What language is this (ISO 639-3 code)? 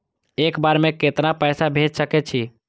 mai